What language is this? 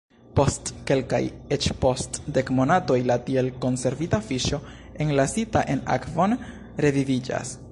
Esperanto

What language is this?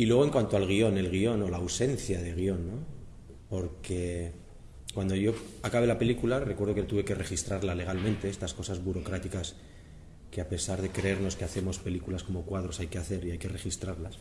Spanish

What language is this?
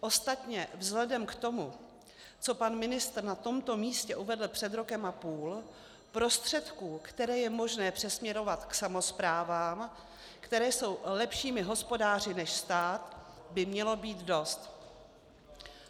Czech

